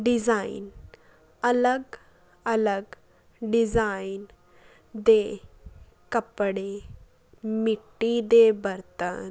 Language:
Punjabi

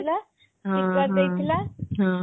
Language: Odia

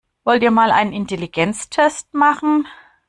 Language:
German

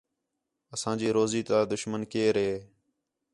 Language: Khetrani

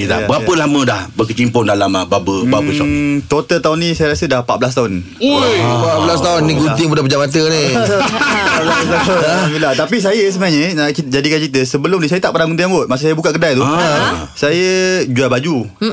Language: Malay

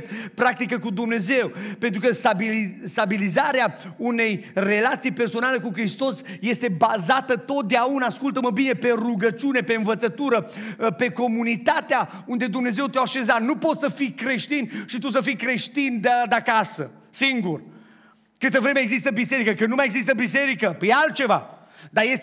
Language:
Romanian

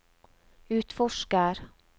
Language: Norwegian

